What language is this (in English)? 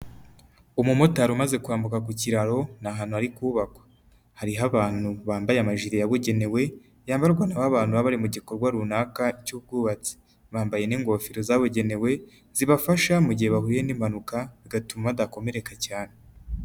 Kinyarwanda